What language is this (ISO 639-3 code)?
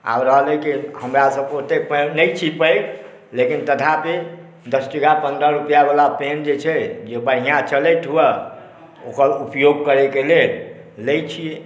mai